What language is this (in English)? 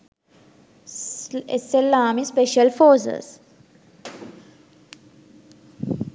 Sinhala